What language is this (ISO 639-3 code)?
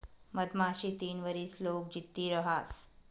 mar